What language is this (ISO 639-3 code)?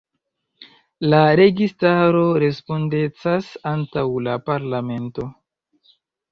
epo